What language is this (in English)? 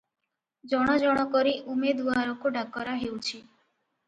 Odia